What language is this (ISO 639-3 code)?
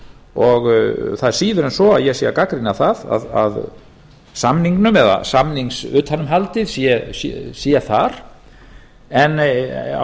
isl